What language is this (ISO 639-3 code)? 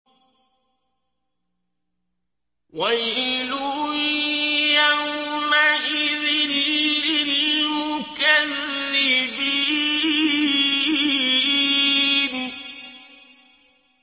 ara